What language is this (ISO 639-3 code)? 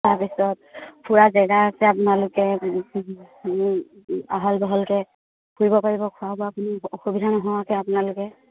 asm